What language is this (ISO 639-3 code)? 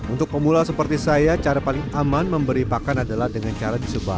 ind